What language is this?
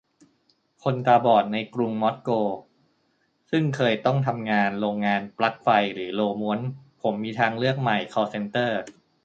Thai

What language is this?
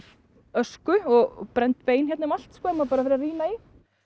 Icelandic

